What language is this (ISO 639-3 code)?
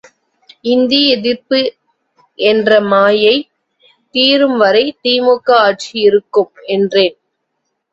tam